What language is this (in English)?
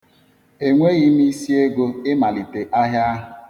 Igbo